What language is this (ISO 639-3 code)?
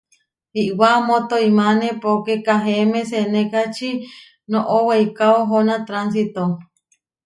var